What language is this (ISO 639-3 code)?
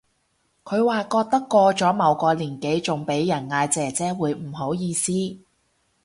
yue